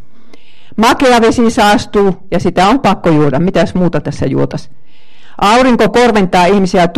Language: Finnish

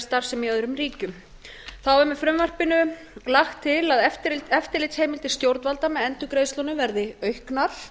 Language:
Icelandic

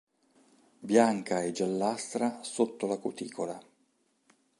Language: Italian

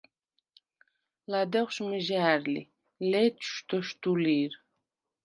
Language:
Svan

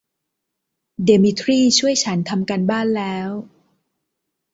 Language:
Thai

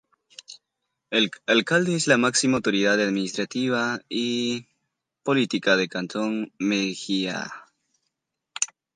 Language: Spanish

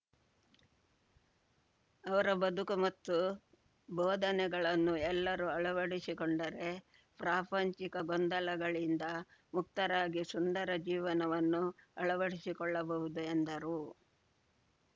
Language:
Kannada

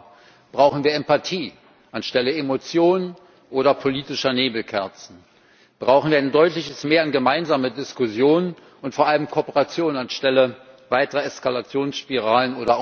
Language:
German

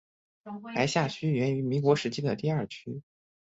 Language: Chinese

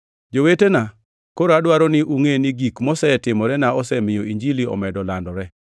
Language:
Luo (Kenya and Tanzania)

